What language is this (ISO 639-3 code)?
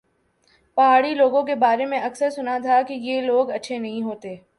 urd